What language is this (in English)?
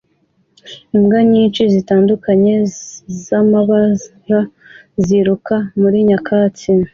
Kinyarwanda